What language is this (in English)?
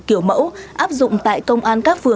Vietnamese